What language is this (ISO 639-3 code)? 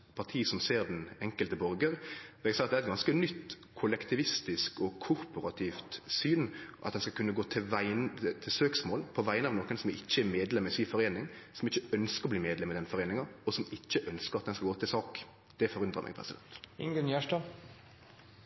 nno